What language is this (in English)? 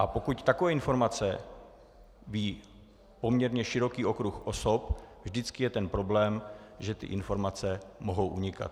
Czech